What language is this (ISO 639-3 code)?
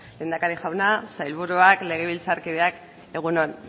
eus